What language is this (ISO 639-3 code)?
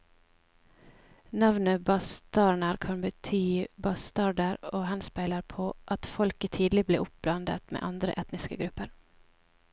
nor